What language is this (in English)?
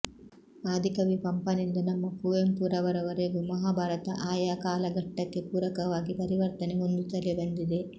Kannada